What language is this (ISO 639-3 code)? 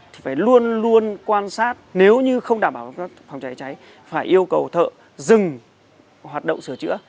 vie